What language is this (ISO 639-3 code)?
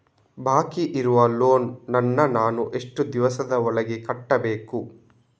kan